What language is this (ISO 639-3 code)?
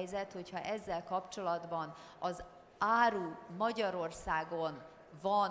hun